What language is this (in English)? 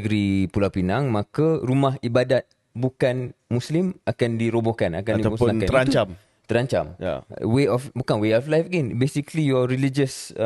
Malay